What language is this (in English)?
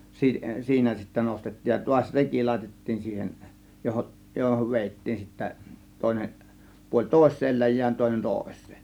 Finnish